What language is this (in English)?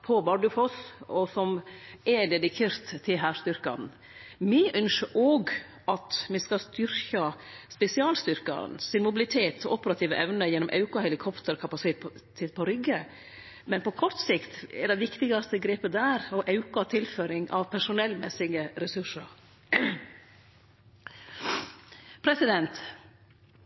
Norwegian Nynorsk